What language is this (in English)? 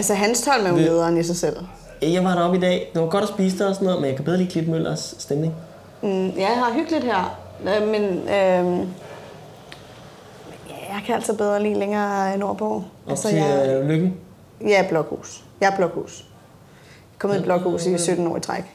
Danish